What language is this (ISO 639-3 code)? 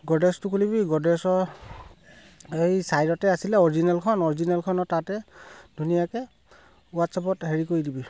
asm